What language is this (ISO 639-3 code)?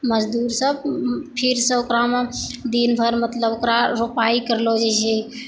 mai